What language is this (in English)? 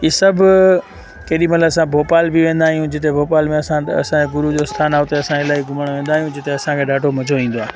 Sindhi